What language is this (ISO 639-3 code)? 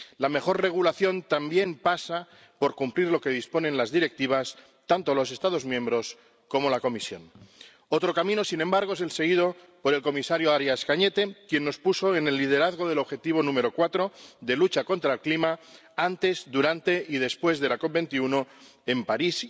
spa